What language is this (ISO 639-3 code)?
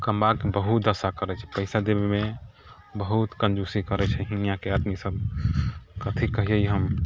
mai